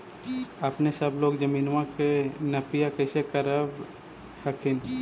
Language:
Magahi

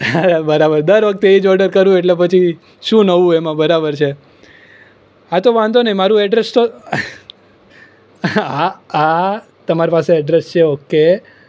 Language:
Gujarati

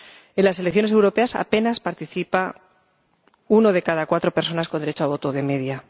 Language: Spanish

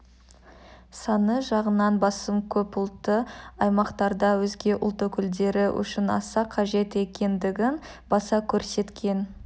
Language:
Kazakh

